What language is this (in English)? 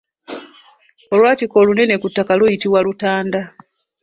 Ganda